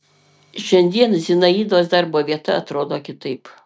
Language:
Lithuanian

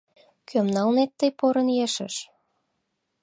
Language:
Mari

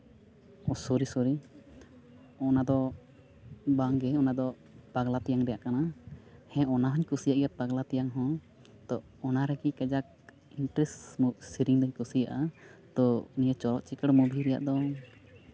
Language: Santali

